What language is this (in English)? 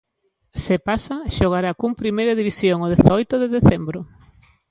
Galician